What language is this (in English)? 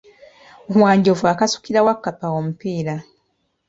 Ganda